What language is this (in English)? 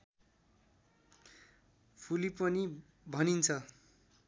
Nepali